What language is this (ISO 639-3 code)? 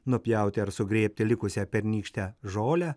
lit